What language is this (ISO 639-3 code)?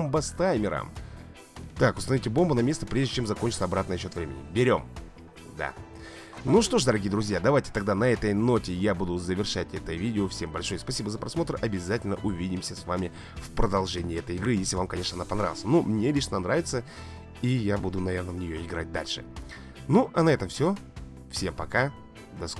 rus